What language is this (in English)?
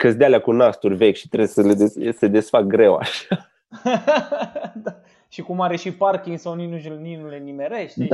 Romanian